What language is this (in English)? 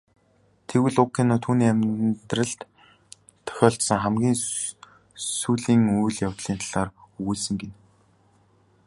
Mongolian